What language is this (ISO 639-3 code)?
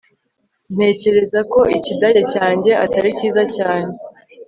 kin